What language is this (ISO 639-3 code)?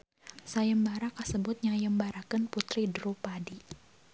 sun